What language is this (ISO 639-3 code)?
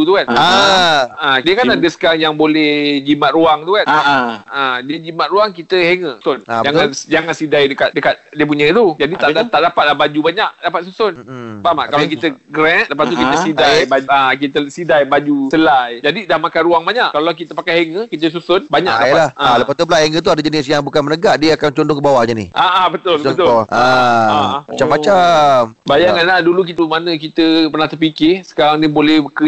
msa